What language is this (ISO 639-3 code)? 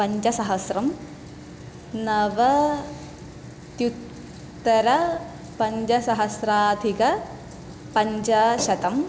san